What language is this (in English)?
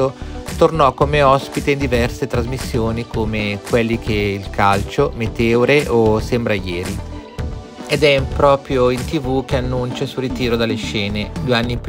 Italian